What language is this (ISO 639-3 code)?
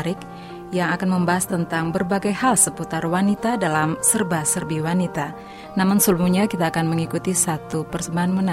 ind